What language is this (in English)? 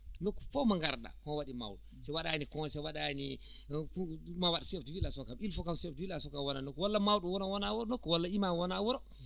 Fula